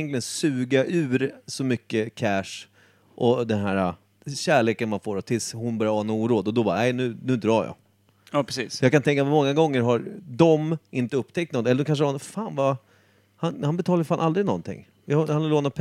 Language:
Swedish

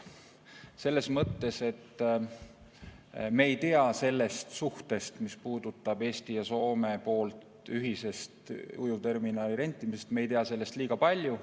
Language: Estonian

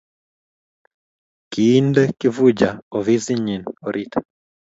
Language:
Kalenjin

